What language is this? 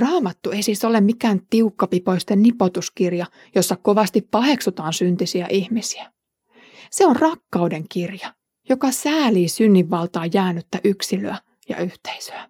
Finnish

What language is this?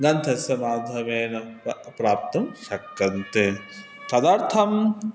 Sanskrit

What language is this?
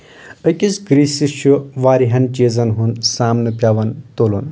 Kashmiri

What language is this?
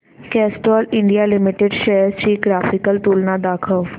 Marathi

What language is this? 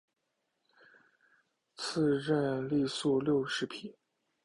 Chinese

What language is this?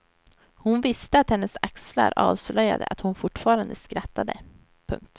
Swedish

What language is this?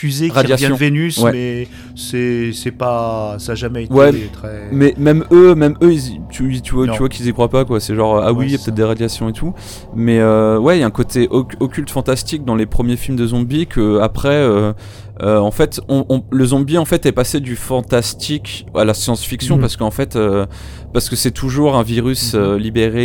French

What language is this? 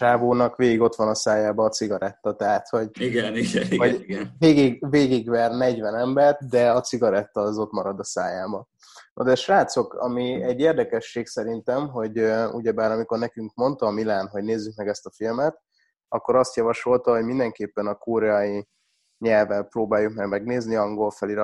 Hungarian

